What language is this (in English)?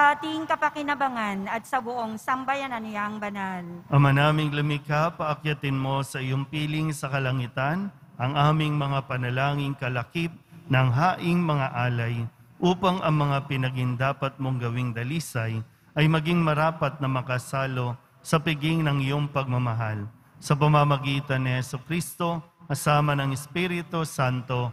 Filipino